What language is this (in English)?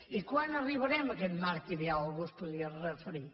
Catalan